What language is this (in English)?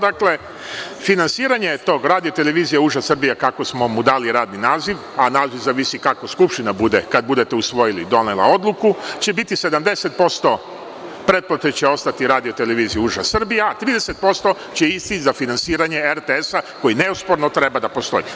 Serbian